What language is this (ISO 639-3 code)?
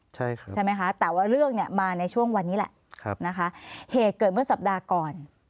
tha